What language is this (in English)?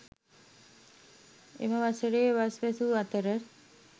Sinhala